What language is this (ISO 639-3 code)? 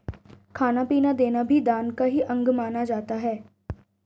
hin